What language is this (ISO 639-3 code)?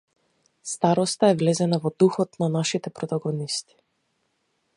mkd